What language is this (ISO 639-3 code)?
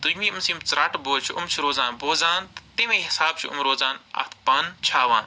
kas